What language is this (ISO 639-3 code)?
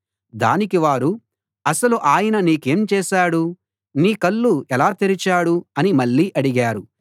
tel